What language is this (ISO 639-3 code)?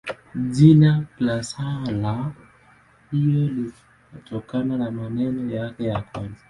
swa